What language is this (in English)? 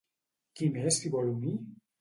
Catalan